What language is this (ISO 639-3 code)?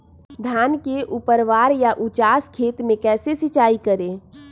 mag